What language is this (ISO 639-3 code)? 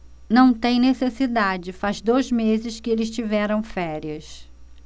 por